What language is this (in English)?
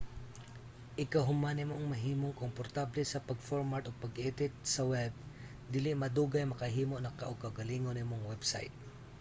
Cebuano